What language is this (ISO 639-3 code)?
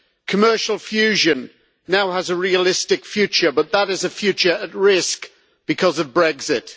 eng